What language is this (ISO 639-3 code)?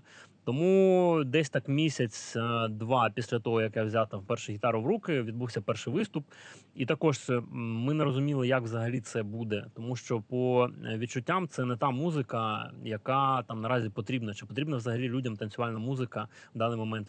ukr